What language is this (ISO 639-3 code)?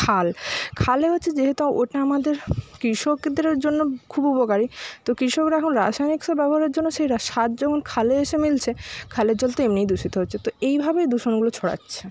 ben